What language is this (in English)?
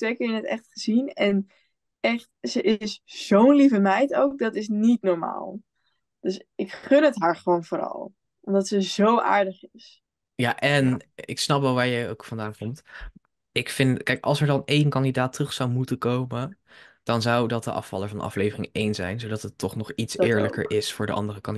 Dutch